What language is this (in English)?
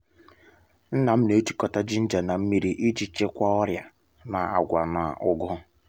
Igbo